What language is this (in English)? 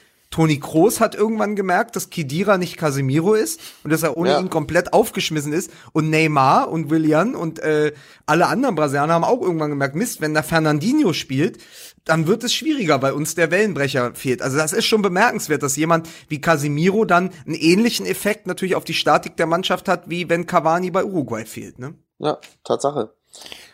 German